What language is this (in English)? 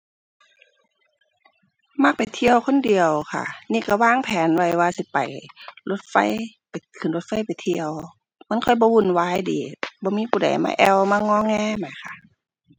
Thai